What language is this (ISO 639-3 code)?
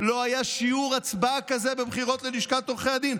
heb